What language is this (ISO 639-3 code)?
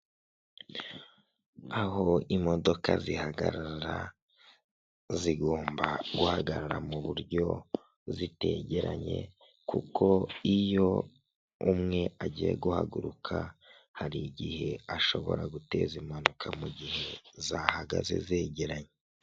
kin